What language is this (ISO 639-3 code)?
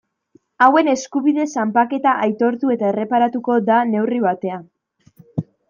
eus